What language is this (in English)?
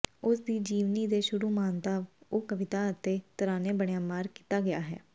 Punjabi